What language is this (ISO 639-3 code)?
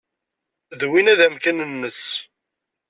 kab